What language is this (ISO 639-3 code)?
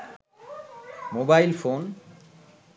ben